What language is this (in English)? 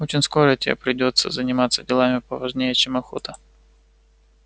Russian